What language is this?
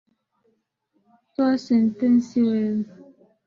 Swahili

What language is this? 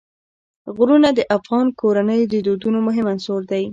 Pashto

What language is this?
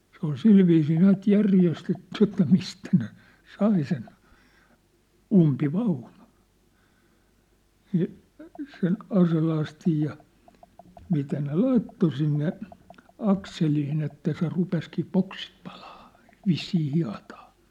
Finnish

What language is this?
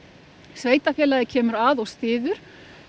Icelandic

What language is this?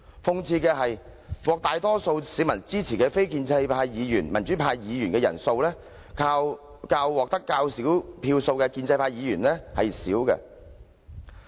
Cantonese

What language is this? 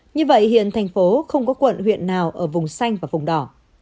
Vietnamese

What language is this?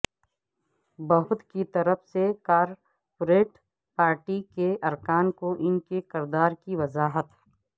Urdu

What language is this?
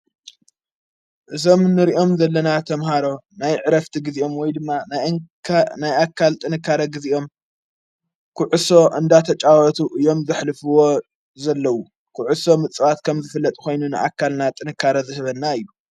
Tigrinya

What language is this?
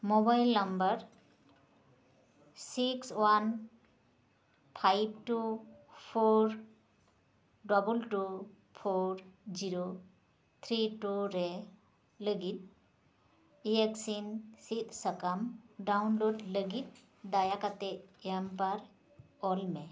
Santali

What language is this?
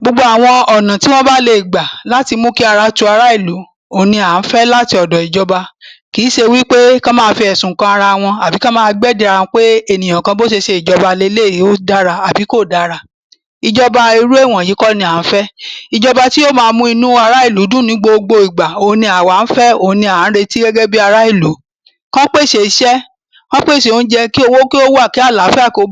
Yoruba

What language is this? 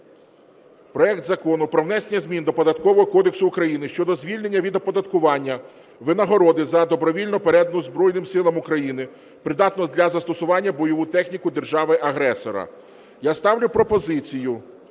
Ukrainian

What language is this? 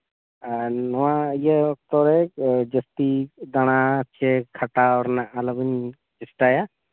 Santali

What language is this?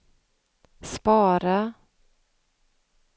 Swedish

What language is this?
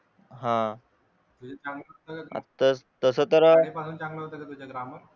Marathi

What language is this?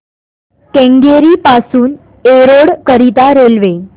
Marathi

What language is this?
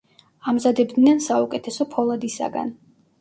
Georgian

